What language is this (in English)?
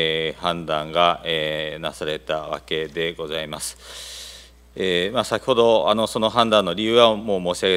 Japanese